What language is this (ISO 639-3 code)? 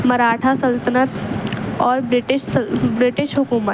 urd